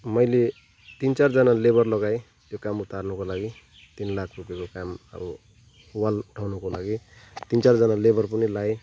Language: Nepali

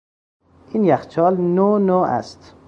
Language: Persian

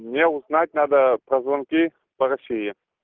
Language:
Russian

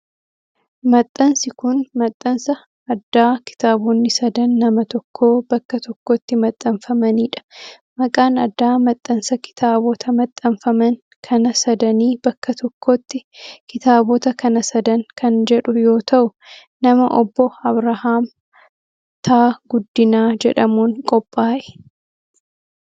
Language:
Oromo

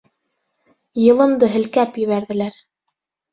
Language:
Bashkir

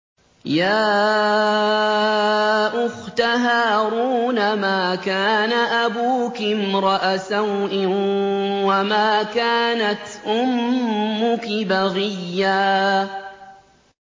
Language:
Arabic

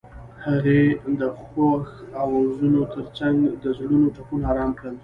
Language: Pashto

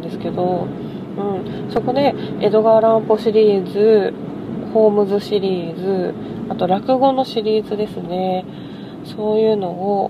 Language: Japanese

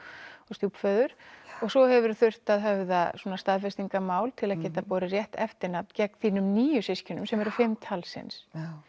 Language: Icelandic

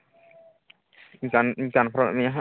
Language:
Santali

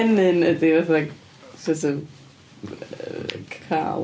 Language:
Welsh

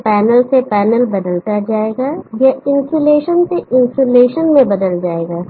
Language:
Hindi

